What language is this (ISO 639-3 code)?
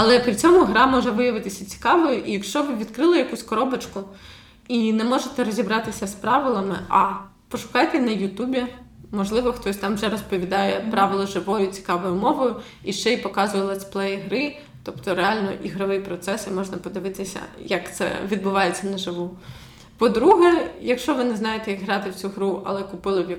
ukr